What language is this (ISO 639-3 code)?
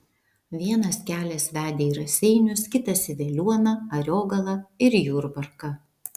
lit